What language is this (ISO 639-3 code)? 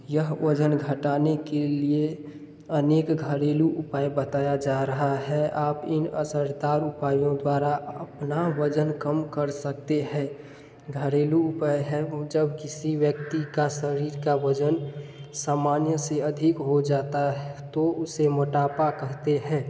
hin